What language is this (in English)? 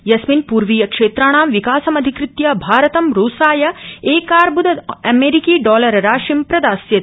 Sanskrit